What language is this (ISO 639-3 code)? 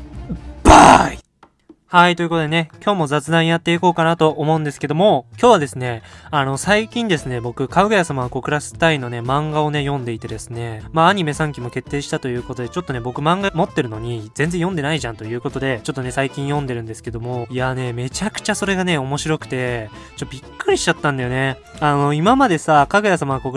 jpn